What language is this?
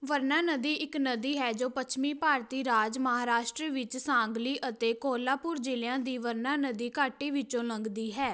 Punjabi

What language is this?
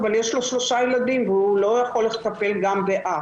Hebrew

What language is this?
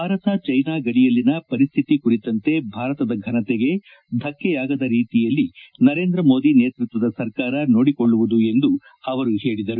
Kannada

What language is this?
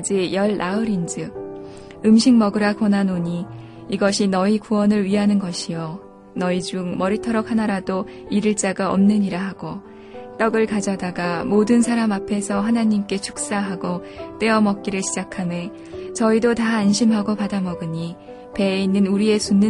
Korean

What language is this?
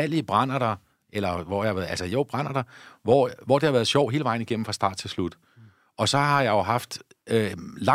Danish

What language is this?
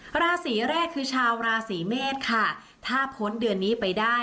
Thai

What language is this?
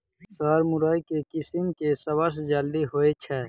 Maithili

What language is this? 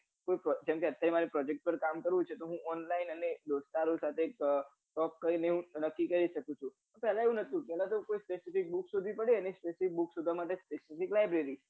Gujarati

